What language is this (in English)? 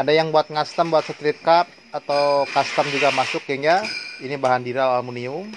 Indonesian